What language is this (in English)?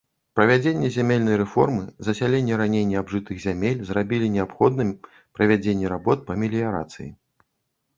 Belarusian